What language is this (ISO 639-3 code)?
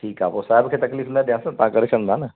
snd